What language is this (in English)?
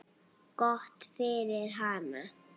Icelandic